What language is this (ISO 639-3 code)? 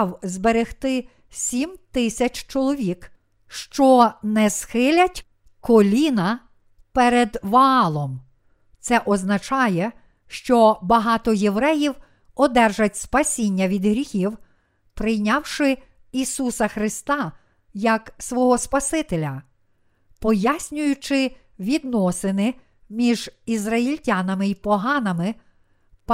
ukr